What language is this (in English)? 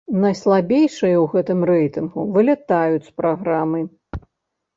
Belarusian